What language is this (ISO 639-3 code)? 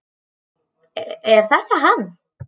isl